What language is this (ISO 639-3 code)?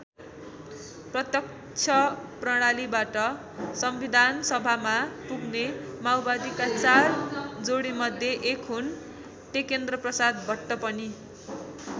nep